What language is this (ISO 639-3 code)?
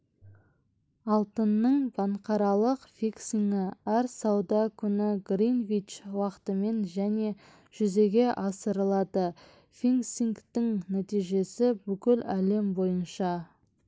kaz